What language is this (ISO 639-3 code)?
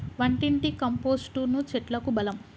tel